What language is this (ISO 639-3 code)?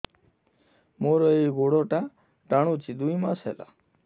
ori